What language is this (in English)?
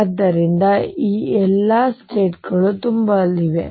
Kannada